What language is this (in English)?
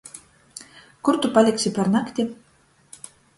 Latgalian